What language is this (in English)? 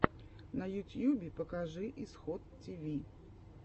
Russian